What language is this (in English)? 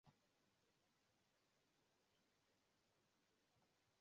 Swahili